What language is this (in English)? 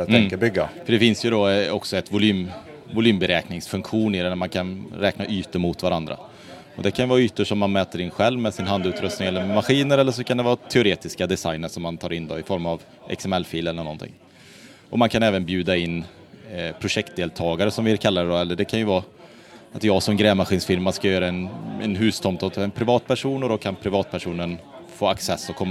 Swedish